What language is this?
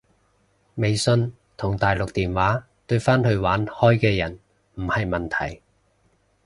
Cantonese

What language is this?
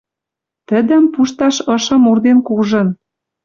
Western Mari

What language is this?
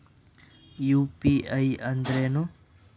Kannada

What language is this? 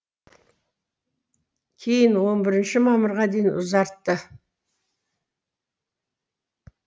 Kazakh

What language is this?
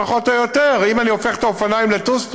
Hebrew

